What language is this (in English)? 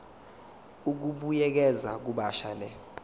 Zulu